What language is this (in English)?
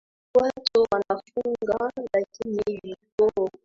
Swahili